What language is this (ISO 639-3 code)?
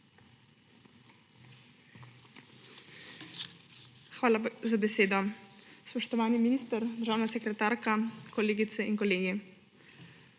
slv